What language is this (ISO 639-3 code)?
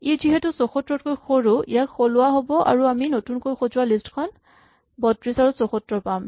asm